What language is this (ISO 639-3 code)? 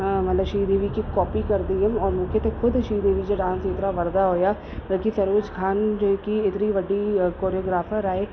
snd